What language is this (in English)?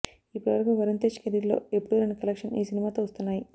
Telugu